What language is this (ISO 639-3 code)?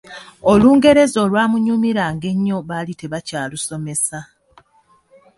lug